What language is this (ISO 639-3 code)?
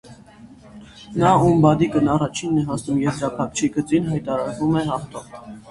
hye